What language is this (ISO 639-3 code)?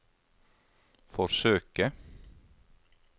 nor